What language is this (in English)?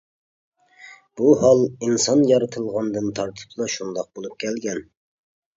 Uyghur